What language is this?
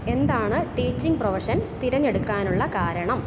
Malayalam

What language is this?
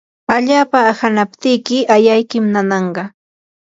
Yanahuanca Pasco Quechua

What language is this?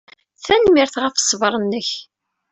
Kabyle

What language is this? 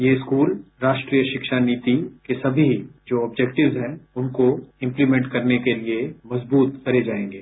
Hindi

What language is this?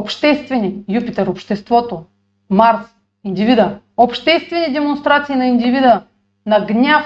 Bulgarian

